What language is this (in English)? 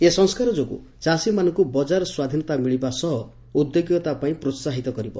Odia